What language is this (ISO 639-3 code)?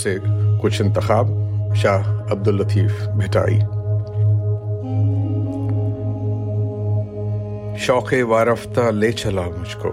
urd